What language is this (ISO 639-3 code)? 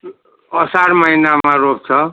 nep